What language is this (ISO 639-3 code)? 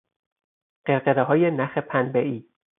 fas